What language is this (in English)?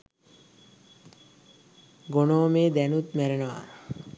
Sinhala